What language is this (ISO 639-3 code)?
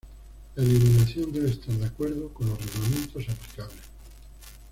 spa